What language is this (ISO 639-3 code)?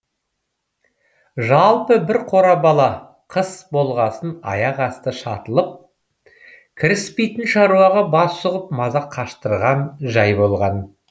kaz